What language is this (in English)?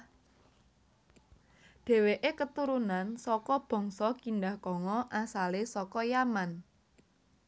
Javanese